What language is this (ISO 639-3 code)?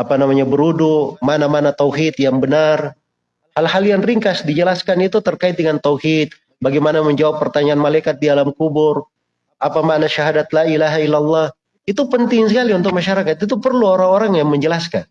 ind